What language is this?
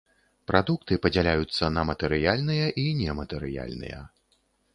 Belarusian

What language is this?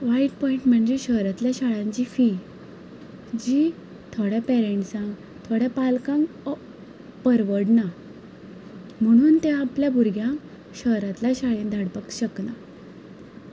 Konkani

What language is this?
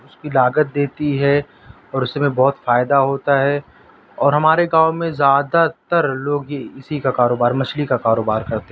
Urdu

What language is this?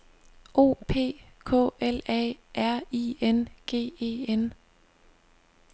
Danish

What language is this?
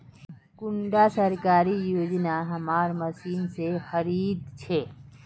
Magahi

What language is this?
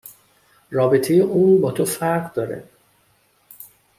Persian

